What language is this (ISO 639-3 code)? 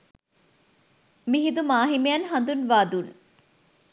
sin